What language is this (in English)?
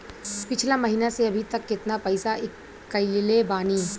Bhojpuri